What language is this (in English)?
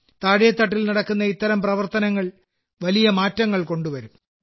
Malayalam